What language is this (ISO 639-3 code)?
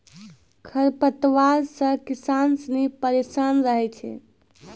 mai